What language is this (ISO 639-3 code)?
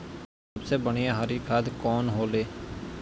bho